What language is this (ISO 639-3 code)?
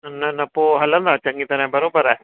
snd